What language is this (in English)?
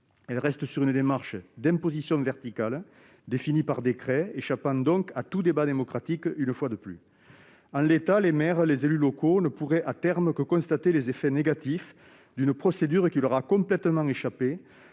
French